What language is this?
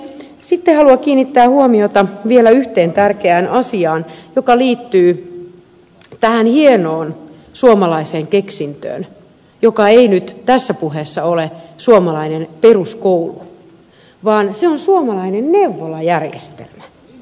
Finnish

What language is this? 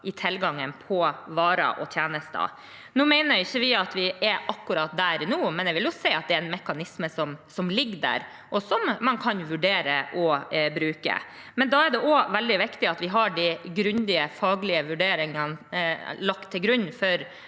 Norwegian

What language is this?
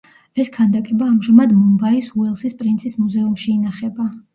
Georgian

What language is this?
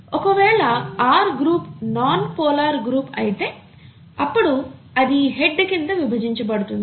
Telugu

